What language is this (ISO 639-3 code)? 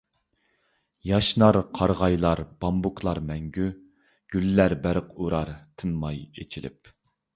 uig